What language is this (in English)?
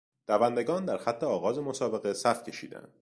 Persian